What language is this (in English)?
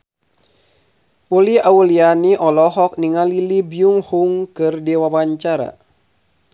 Sundanese